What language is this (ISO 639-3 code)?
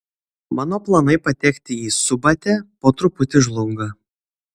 lit